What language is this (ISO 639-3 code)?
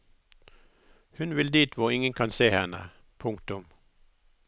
nor